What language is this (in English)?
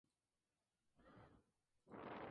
Spanish